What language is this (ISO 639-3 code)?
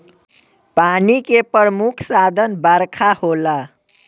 bho